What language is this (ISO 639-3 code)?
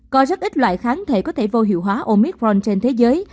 vie